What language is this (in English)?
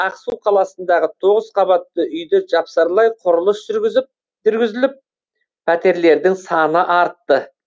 Kazakh